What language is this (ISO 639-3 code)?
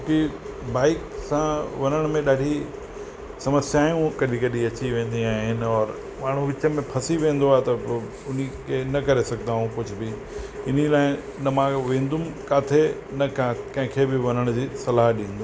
snd